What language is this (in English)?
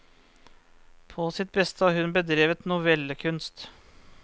Norwegian